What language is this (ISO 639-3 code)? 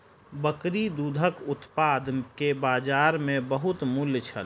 mai